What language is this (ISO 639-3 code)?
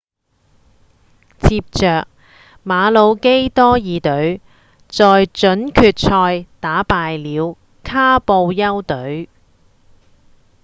yue